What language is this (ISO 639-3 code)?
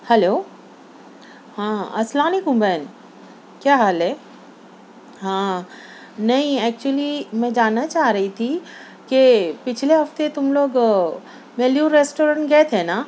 urd